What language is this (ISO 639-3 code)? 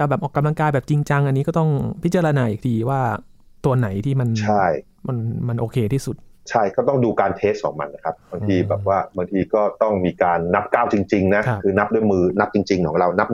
tha